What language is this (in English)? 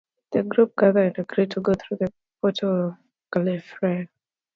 English